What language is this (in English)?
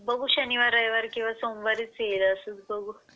Marathi